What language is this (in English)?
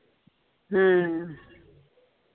Punjabi